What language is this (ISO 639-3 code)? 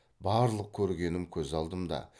kaz